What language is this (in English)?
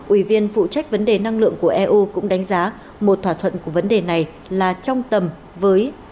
Vietnamese